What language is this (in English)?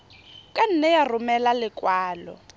Tswana